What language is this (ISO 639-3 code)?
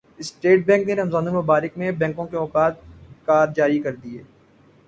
urd